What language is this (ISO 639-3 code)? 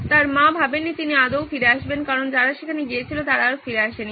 ben